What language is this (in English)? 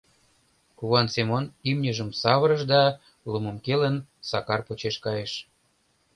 Mari